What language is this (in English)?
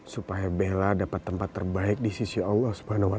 Indonesian